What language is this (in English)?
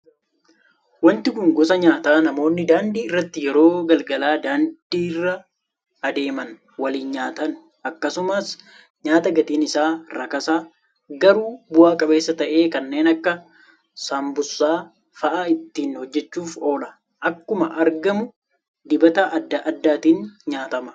Oromo